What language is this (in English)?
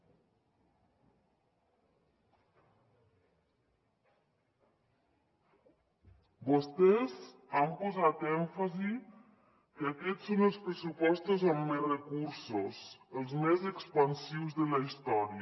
Catalan